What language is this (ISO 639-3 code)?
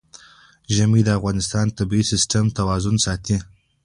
pus